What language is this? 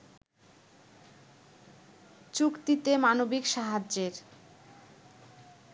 Bangla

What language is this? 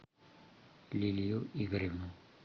Russian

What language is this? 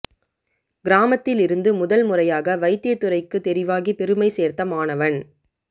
Tamil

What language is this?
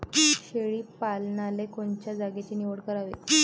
Marathi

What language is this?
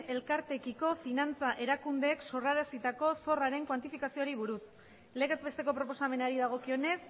Basque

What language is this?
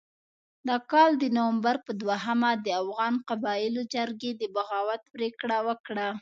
Pashto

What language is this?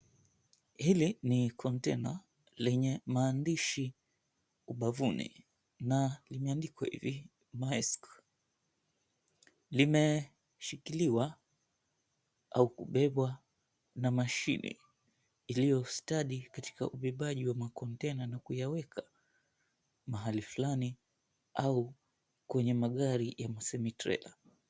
Swahili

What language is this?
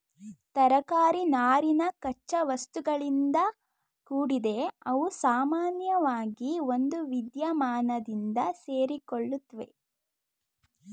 Kannada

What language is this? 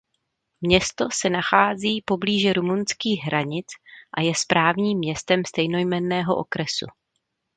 Czech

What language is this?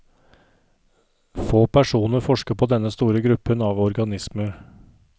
Norwegian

